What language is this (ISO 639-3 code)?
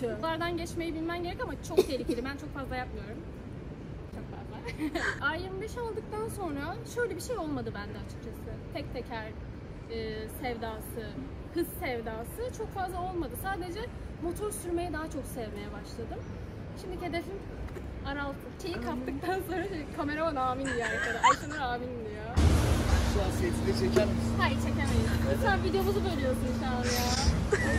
tur